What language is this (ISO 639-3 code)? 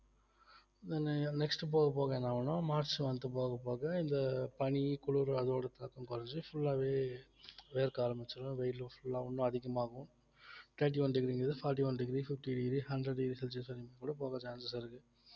tam